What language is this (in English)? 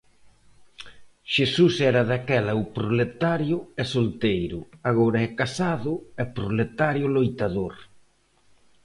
Galician